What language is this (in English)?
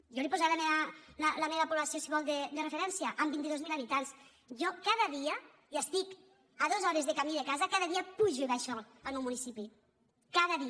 Catalan